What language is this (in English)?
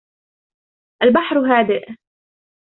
Arabic